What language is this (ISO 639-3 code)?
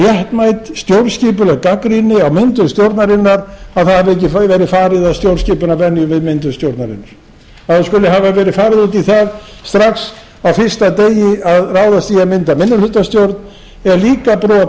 isl